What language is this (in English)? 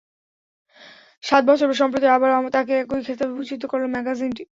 Bangla